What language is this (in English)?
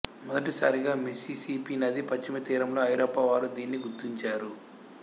Telugu